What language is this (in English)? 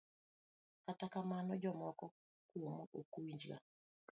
Luo (Kenya and Tanzania)